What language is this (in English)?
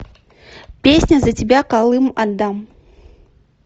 Russian